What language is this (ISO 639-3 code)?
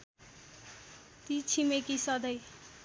nep